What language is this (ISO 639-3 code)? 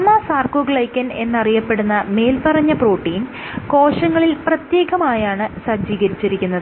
mal